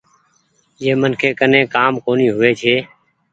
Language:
Goaria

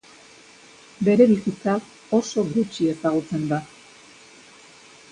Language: Basque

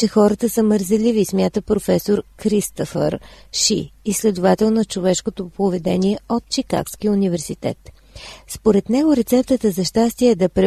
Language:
Bulgarian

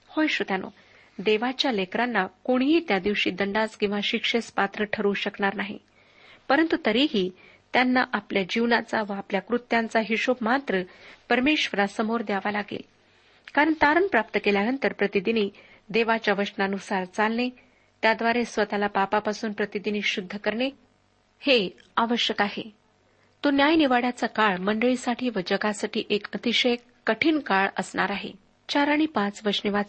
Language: Marathi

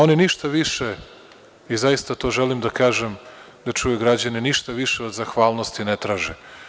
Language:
Serbian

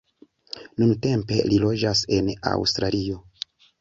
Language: Esperanto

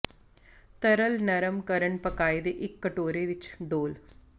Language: Punjabi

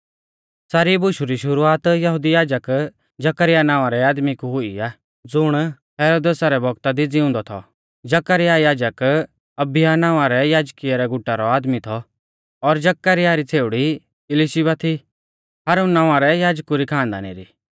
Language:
Mahasu Pahari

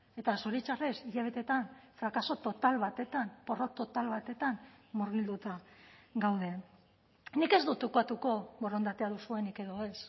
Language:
Basque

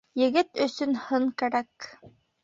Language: Bashkir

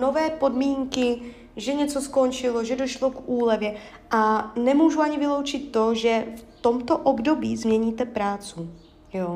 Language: Czech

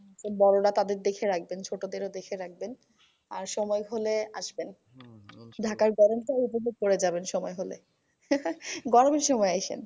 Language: Bangla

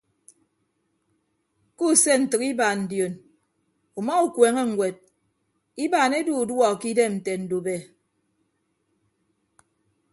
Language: Ibibio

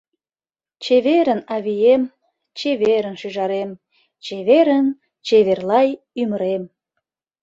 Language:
Mari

